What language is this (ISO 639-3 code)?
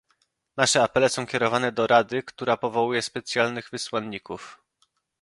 pol